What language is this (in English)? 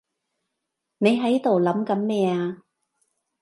Cantonese